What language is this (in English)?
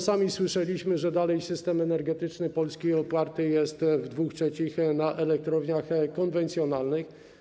Polish